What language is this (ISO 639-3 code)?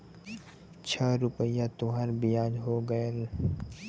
bho